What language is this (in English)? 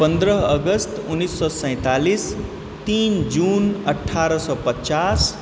Maithili